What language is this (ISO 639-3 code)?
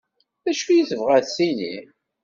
kab